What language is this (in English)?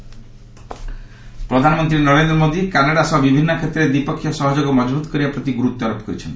Odia